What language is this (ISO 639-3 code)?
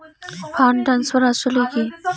ben